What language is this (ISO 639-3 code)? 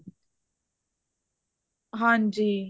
pan